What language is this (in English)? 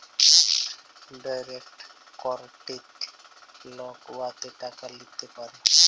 Bangla